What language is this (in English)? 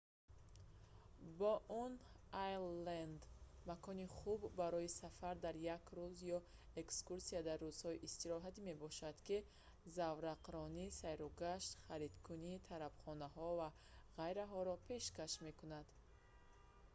Tajik